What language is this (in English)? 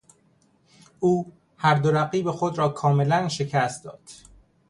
Persian